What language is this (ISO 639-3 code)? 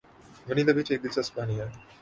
urd